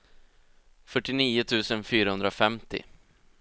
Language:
Swedish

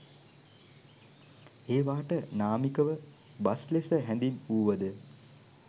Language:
Sinhala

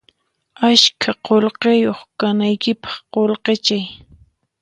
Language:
Puno Quechua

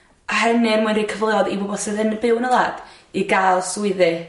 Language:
Welsh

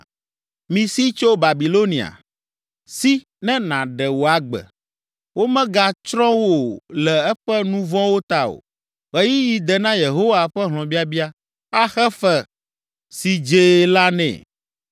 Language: Ewe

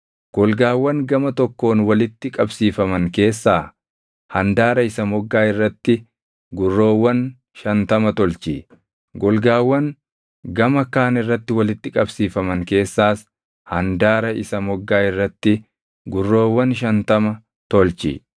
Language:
Oromo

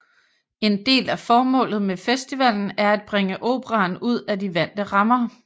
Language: Danish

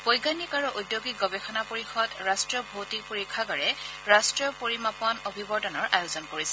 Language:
Assamese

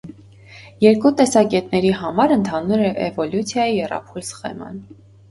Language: Armenian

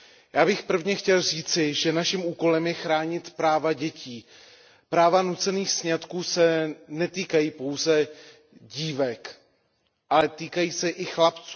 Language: Czech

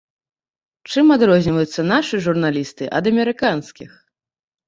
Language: Belarusian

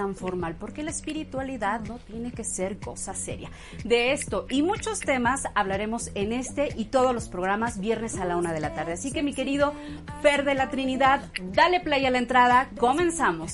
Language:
Spanish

